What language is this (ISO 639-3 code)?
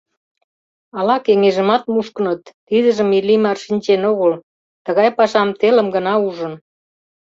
chm